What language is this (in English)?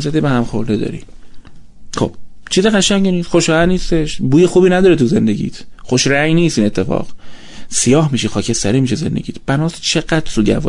Persian